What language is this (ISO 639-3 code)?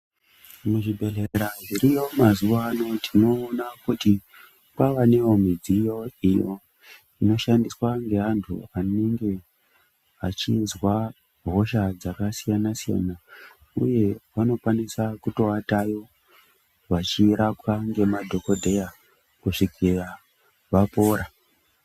ndc